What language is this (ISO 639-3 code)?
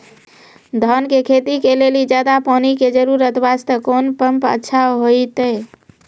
mai